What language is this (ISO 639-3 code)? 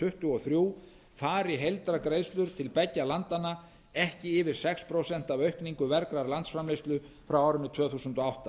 isl